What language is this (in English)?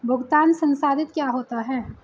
Hindi